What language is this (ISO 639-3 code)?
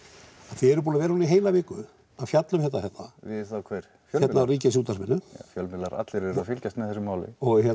isl